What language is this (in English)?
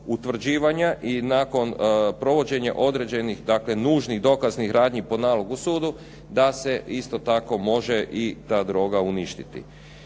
Croatian